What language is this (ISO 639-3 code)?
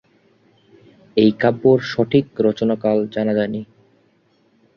ben